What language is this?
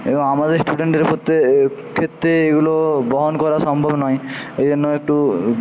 Bangla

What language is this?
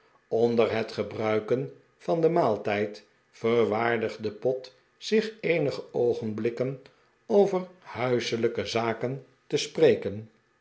Dutch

